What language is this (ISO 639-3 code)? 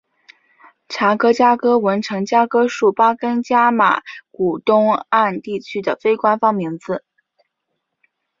zho